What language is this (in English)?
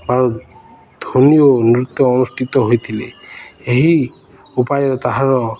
Odia